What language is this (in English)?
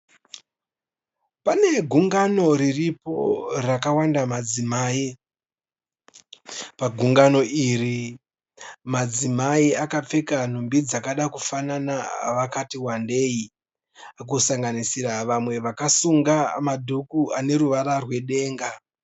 Shona